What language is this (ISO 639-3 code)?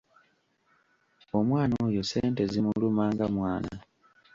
lug